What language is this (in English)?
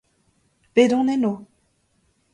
Breton